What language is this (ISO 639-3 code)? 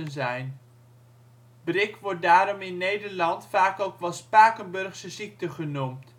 nld